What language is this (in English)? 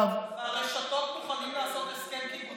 Hebrew